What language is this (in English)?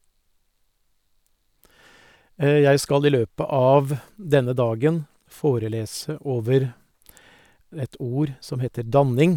Norwegian